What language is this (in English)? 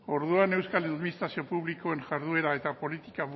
Basque